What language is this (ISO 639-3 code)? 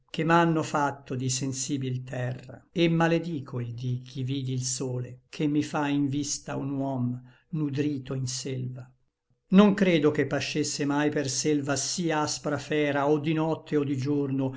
ita